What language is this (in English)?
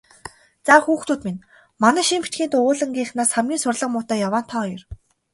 Mongolian